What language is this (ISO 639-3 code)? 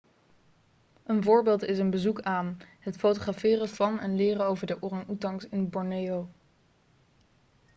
nld